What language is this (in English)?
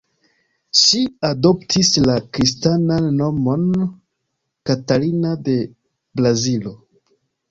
Esperanto